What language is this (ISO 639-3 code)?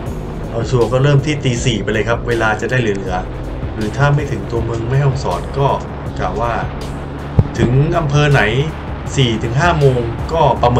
tha